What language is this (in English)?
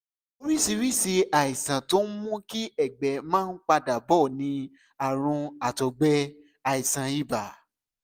Yoruba